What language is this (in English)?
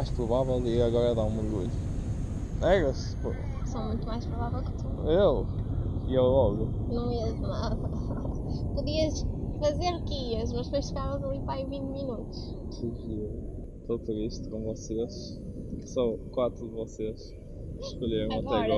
Portuguese